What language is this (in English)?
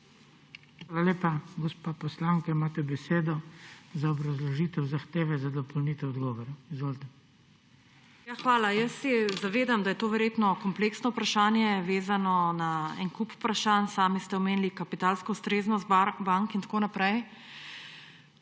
Slovenian